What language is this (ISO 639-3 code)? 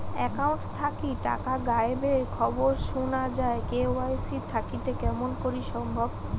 ben